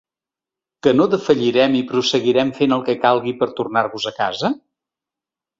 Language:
Catalan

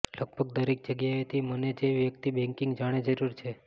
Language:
Gujarati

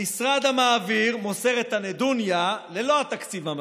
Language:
Hebrew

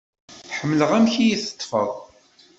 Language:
Kabyle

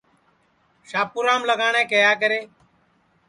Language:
Sansi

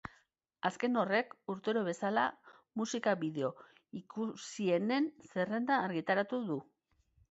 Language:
Basque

